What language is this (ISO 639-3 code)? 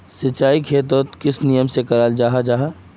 mag